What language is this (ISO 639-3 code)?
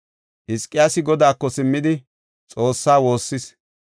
gof